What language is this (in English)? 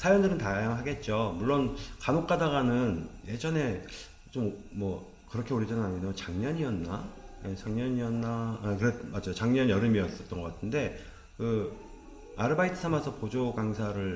Korean